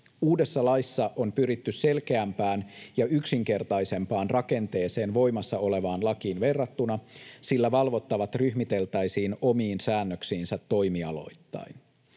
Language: Finnish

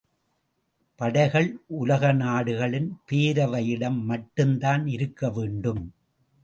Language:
Tamil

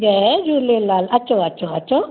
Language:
Sindhi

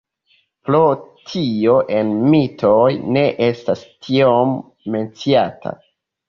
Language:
Esperanto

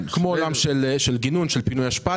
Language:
Hebrew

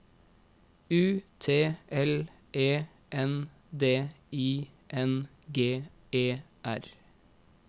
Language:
Norwegian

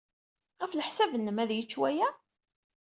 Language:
Kabyle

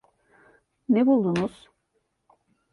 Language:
Turkish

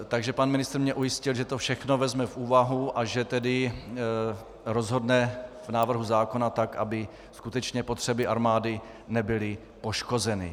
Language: Czech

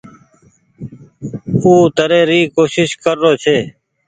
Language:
Goaria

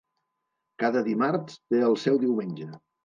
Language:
Catalan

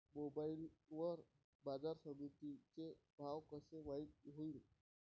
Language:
Marathi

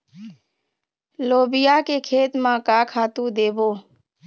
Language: Chhattisgarhi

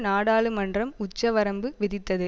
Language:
Tamil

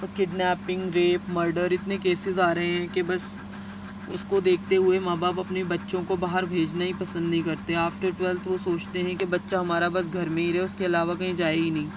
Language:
Urdu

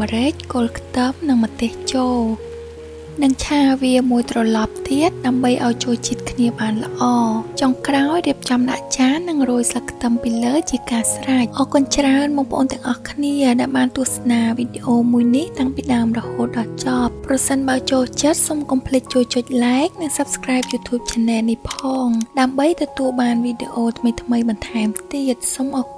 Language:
Thai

